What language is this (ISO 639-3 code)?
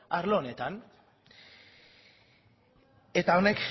eus